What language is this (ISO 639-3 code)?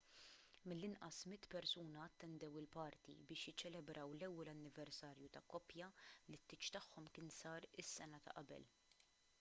mlt